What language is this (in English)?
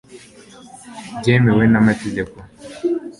Kinyarwanda